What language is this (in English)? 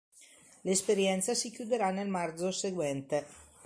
Italian